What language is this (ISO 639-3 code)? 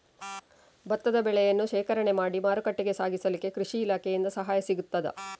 kan